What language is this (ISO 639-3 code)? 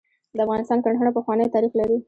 pus